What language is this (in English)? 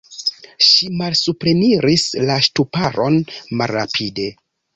Esperanto